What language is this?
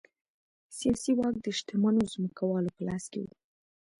Pashto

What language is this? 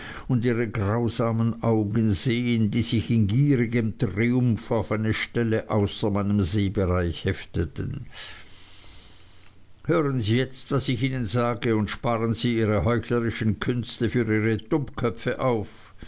German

